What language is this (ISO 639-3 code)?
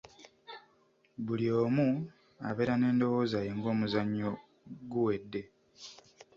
lug